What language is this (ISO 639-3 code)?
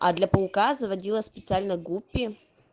rus